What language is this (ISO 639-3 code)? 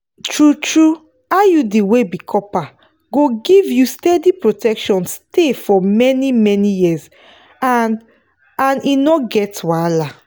pcm